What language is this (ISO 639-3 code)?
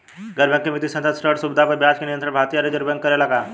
bho